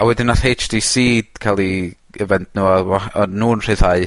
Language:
Welsh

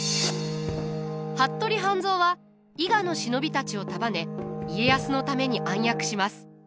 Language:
Japanese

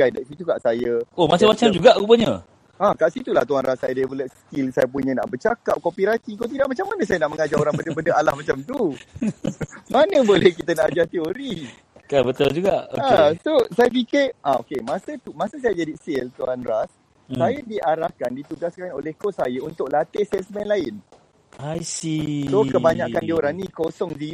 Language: Malay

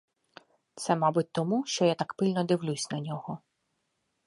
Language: Ukrainian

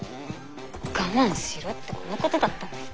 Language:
Japanese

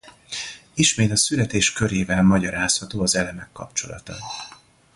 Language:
Hungarian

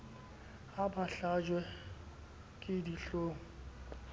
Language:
Southern Sotho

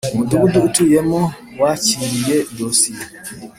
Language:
Kinyarwanda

